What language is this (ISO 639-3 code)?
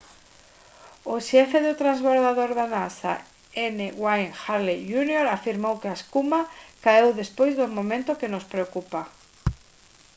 glg